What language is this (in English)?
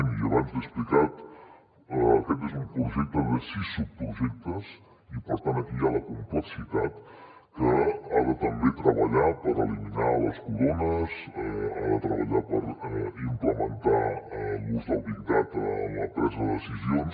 Catalan